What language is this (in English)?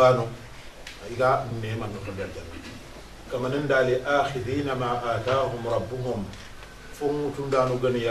Arabic